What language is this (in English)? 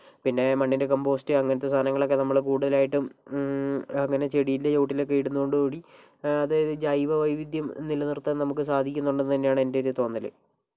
Malayalam